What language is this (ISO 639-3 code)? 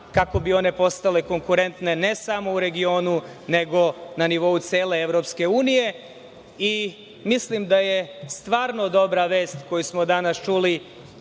srp